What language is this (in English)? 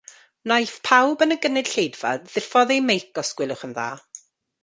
Welsh